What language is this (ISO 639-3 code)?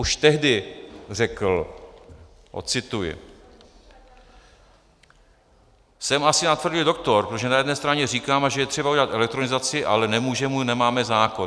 ces